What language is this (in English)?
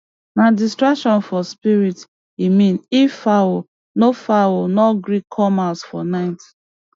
Nigerian Pidgin